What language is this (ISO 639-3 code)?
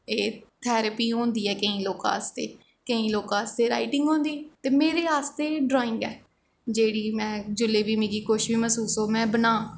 doi